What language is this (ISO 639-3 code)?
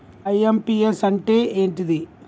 tel